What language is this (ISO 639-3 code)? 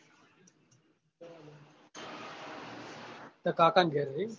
guj